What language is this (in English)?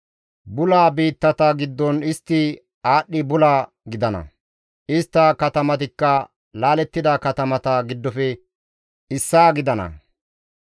Gamo